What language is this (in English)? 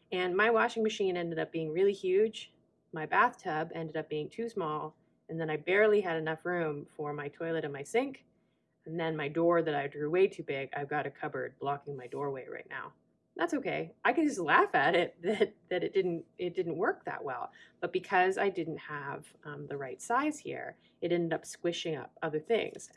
English